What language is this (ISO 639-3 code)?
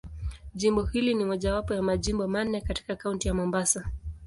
swa